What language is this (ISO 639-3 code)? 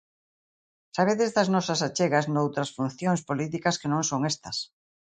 glg